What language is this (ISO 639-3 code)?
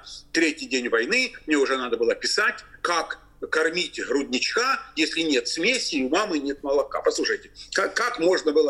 rus